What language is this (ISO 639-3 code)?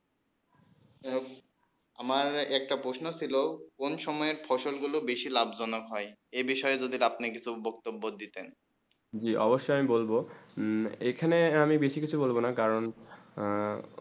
ben